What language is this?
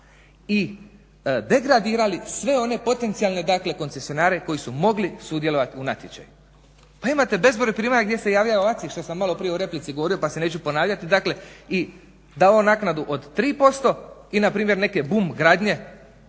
Croatian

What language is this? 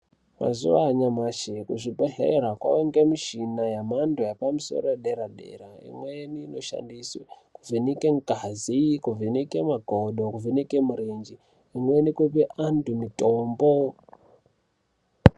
Ndau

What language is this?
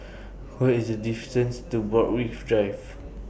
English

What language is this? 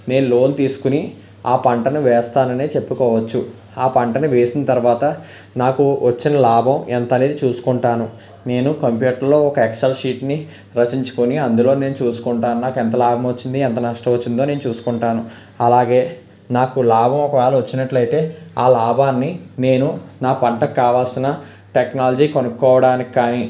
Telugu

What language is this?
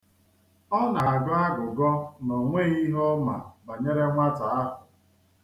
Igbo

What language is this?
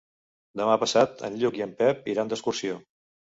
Catalan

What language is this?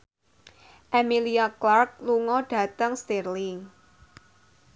Javanese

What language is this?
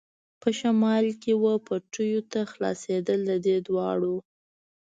Pashto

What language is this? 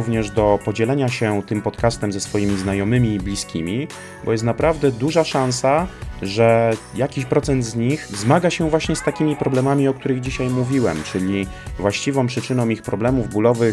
Polish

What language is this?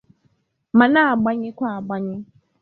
Igbo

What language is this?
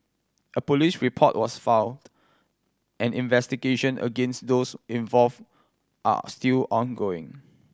English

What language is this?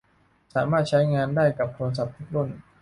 Thai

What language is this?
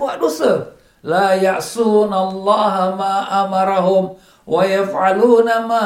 Malay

